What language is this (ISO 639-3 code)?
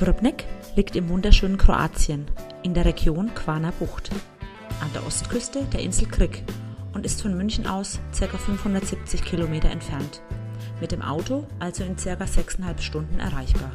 deu